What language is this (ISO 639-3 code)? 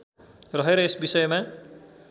nep